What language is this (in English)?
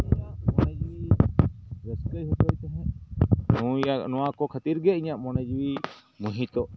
Santali